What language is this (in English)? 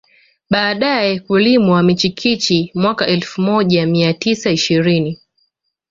Swahili